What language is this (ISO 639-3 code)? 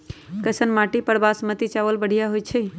mag